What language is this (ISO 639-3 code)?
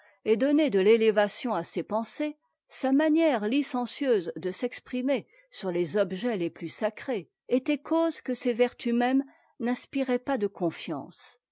fra